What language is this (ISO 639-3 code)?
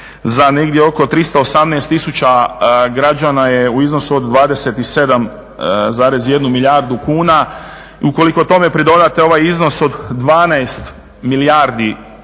hrv